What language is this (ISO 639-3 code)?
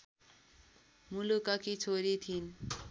nep